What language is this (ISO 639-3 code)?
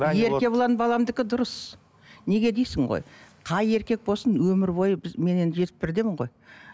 kaz